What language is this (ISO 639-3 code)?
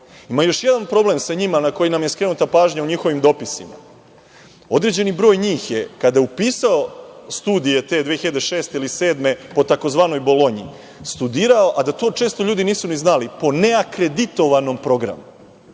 srp